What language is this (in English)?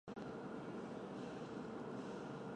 Chinese